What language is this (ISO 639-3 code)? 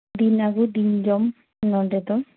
sat